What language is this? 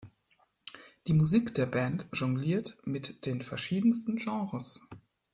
German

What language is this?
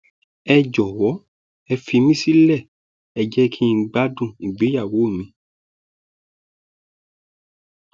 Yoruba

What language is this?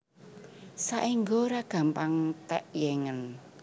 Javanese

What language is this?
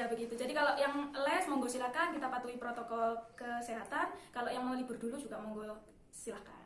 Indonesian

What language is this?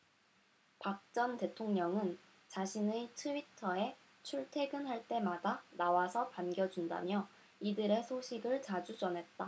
Korean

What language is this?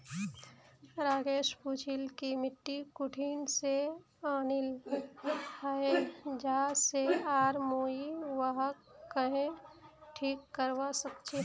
Magahi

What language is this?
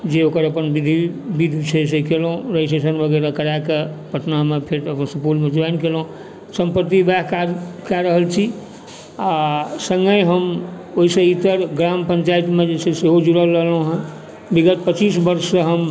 Maithili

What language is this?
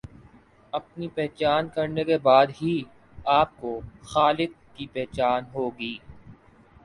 Urdu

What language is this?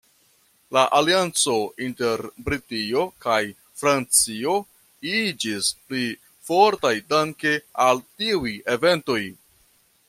Esperanto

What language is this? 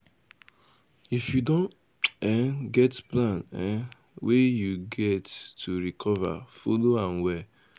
Nigerian Pidgin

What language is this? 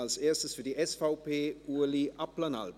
Swiss German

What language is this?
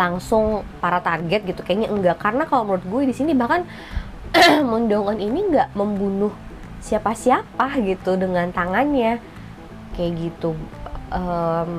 Indonesian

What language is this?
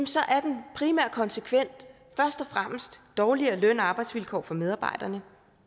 Danish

